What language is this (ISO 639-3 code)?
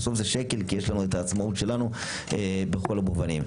heb